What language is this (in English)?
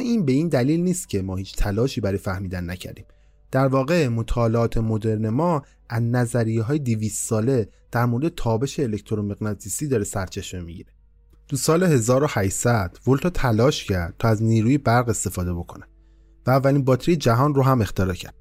Persian